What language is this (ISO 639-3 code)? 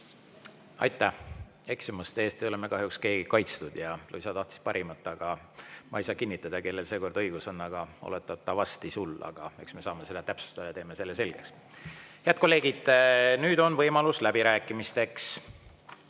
est